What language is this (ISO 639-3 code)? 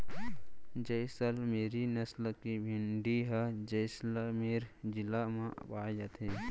hne